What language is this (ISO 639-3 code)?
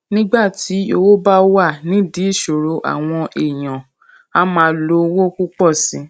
yor